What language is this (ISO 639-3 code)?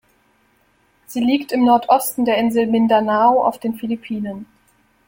deu